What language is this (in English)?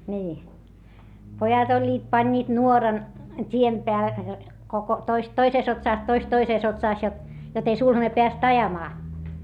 Finnish